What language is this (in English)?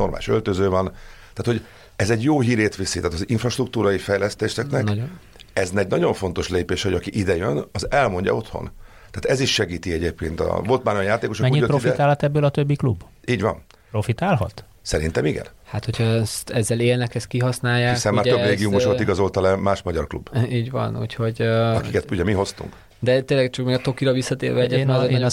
Hungarian